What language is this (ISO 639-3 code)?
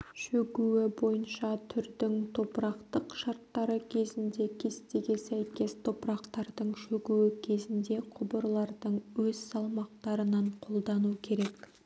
kaz